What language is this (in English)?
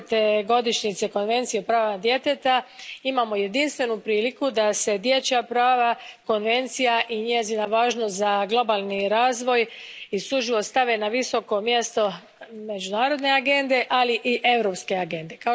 Croatian